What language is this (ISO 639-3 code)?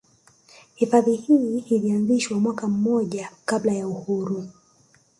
swa